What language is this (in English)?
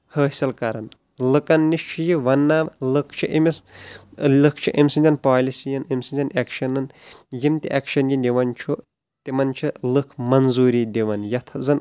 Kashmiri